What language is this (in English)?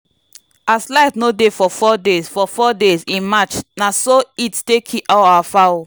Nigerian Pidgin